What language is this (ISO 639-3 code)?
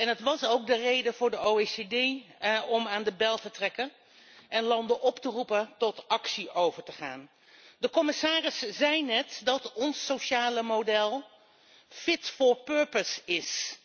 nld